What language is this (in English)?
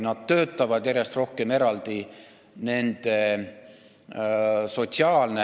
Estonian